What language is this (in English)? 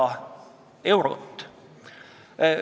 Estonian